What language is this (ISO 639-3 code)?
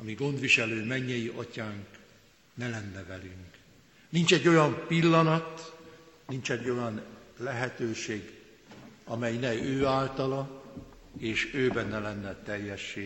hun